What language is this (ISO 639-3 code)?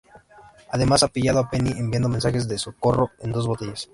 spa